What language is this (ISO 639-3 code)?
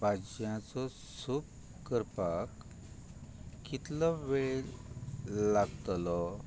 kok